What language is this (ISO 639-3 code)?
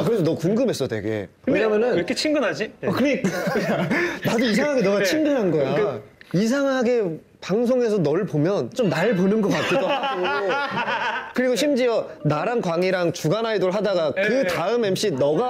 kor